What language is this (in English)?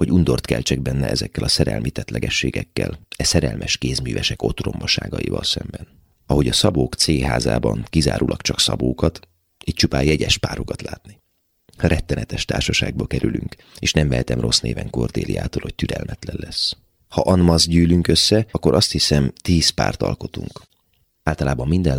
Hungarian